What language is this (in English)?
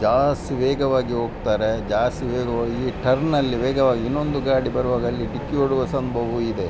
Kannada